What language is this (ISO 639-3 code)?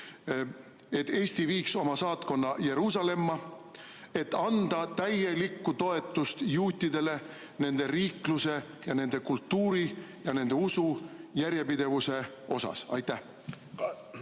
est